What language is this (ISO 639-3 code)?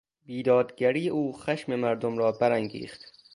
fas